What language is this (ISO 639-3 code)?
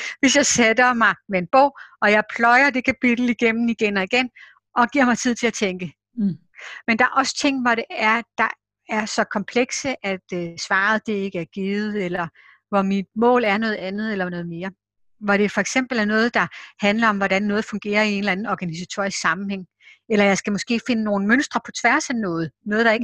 dan